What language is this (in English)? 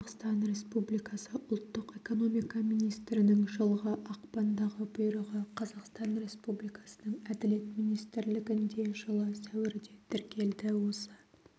Kazakh